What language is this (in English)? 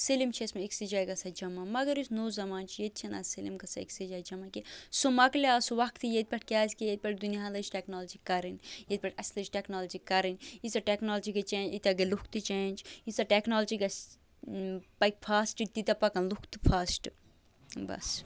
Kashmiri